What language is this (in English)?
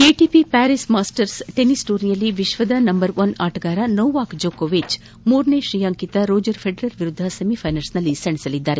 Kannada